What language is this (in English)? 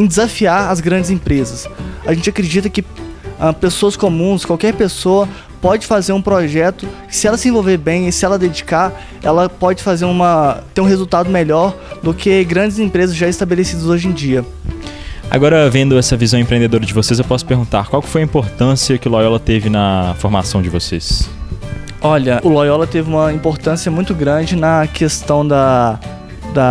Portuguese